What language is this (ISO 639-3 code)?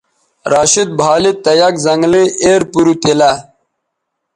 btv